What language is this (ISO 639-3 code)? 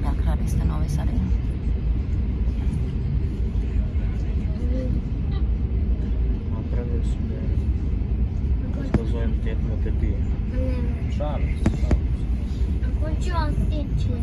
fin